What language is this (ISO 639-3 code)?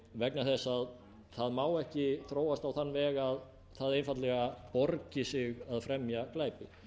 isl